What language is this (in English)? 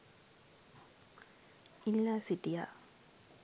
Sinhala